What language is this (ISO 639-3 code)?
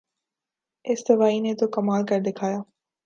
urd